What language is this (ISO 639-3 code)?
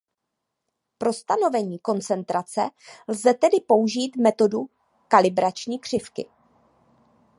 ces